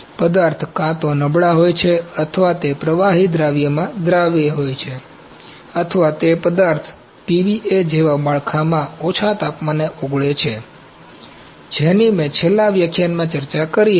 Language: Gujarati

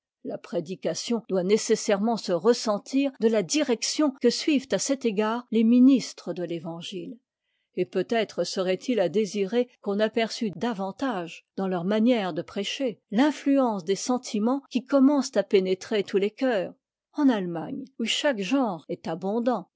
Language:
French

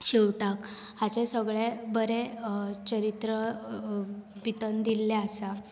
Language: Konkani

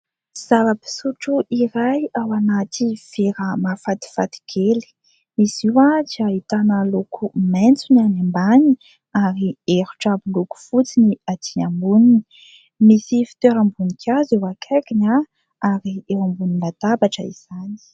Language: Malagasy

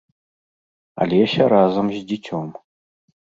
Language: Belarusian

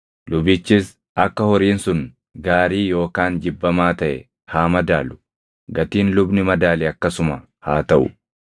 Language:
Oromo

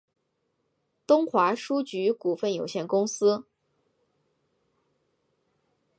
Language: Chinese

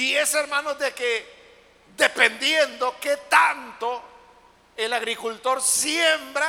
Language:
Spanish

